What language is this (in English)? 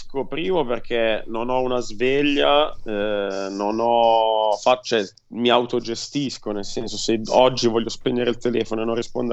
Italian